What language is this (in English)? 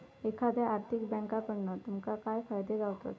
Marathi